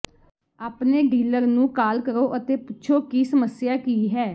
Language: Punjabi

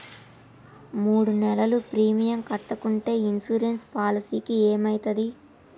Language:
Telugu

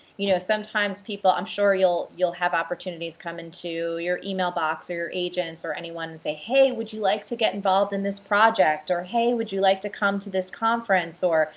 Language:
English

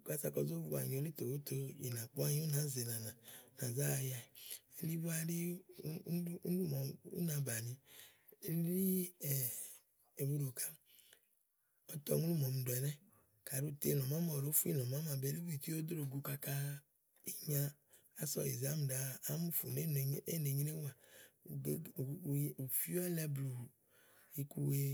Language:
Igo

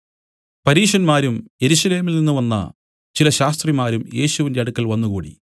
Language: Malayalam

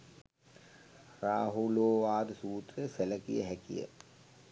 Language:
Sinhala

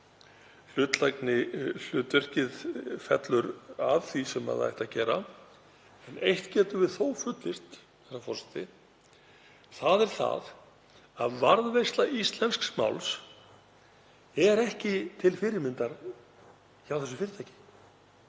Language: Icelandic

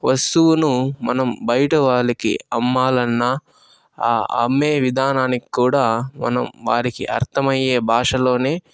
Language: Telugu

